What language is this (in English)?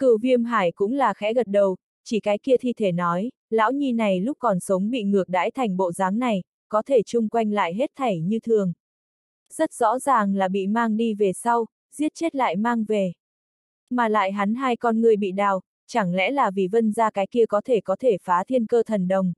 Vietnamese